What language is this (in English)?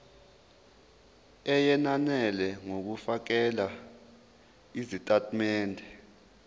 Zulu